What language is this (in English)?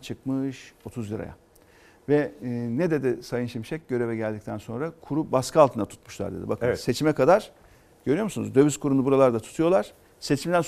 Turkish